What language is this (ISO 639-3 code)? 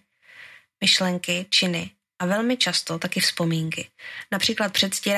ces